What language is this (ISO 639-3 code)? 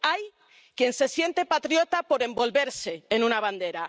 spa